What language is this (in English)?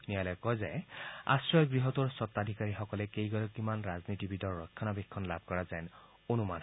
Assamese